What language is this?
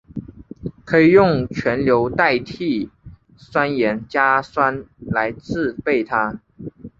Chinese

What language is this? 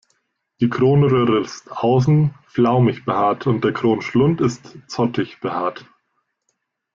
German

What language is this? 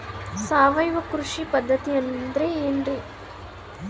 Kannada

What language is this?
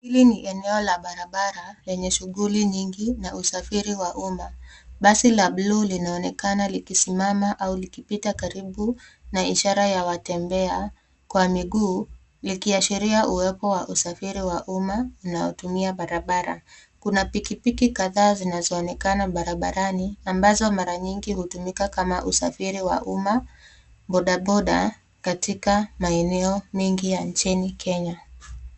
Swahili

